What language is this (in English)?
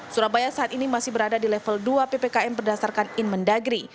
Indonesian